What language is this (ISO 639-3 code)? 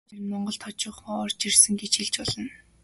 mon